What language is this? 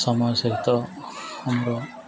Odia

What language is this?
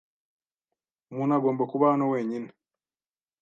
Kinyarwanda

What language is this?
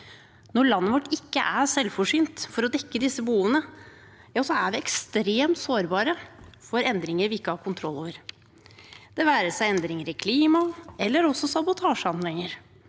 Norwegian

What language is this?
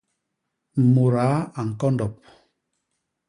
Basaa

